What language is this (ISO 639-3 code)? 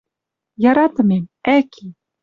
mrj